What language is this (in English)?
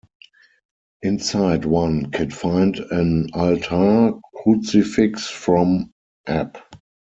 English